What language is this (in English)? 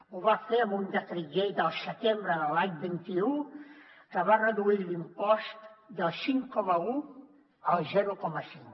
Catalan